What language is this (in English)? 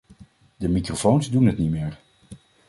Dutch